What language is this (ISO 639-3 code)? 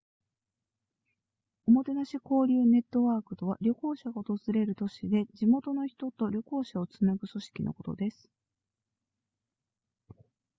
jpn